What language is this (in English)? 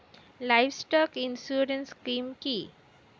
Bangla